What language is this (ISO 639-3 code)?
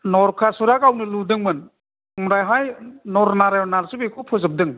brx